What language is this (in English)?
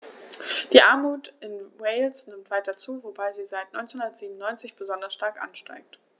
German